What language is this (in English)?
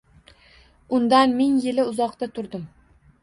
Uzbek